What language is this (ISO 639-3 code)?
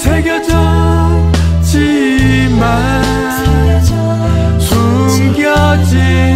kor